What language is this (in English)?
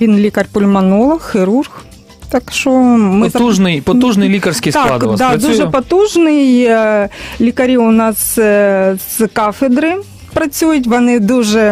Ukrainian